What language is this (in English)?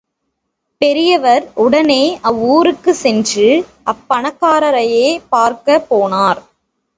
Tamil